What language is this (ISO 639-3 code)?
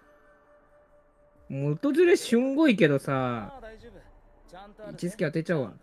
jpn